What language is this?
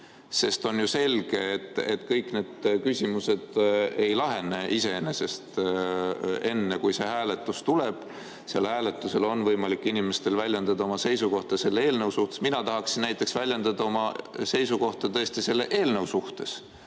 Estonian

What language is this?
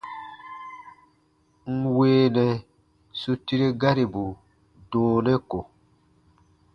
Baatonum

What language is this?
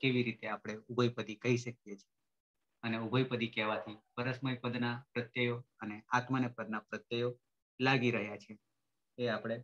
Indonesian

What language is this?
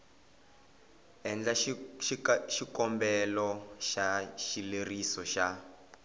Tsonga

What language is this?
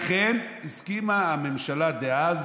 Hebrew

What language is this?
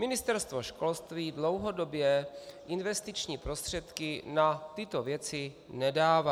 Czech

